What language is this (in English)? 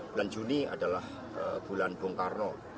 Indonesian